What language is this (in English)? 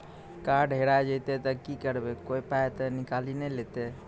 Maithili